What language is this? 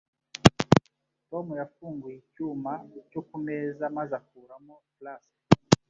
Kinyarwanda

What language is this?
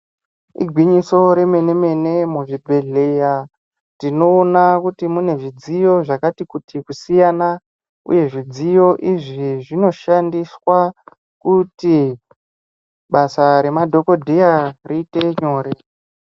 Ndau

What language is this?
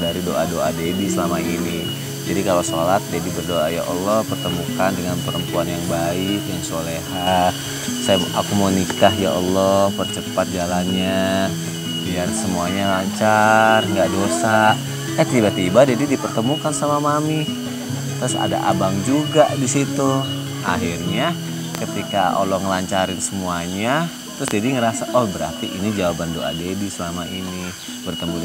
Indonesian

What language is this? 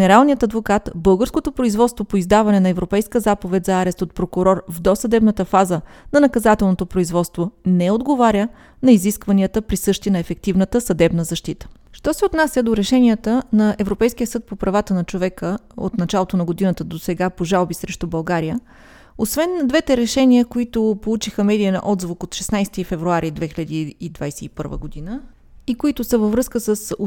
Bulgarian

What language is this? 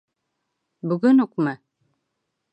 Bashkir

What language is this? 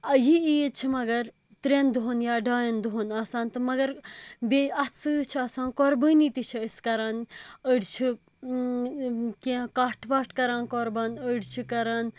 Kashmiri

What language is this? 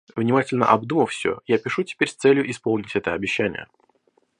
Russian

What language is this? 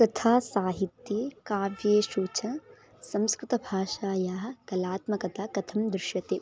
Sanskrit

